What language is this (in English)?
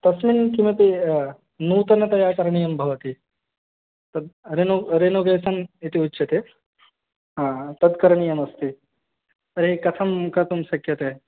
Sanskrit